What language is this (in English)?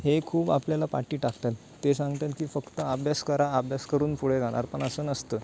Marathi